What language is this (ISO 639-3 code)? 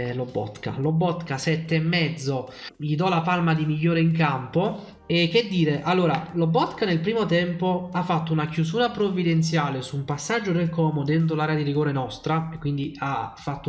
ita